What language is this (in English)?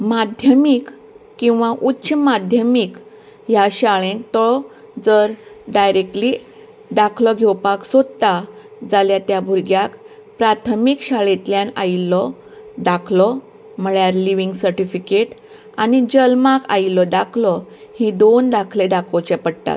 Konkani